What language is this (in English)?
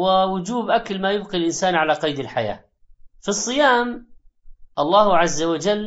Arabic